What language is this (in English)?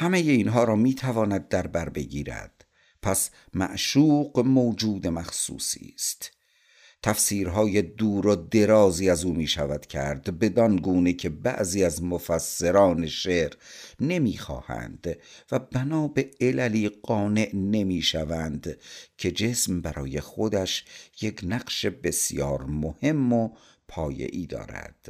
Persian